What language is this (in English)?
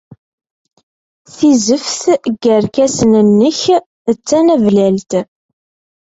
Kabyle